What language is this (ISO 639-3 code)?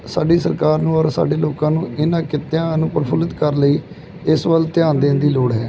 pan